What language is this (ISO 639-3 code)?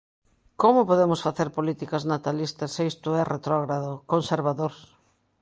glg